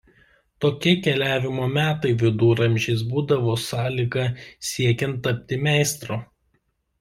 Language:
Lithuanian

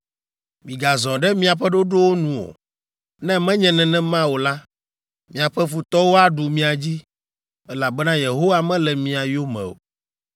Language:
Ewe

